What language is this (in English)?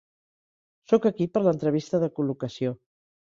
Catalan